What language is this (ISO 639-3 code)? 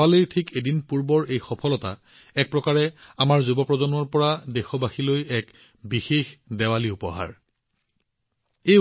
asm